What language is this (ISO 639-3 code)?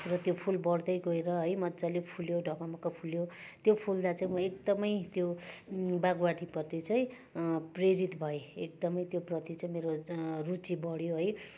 nep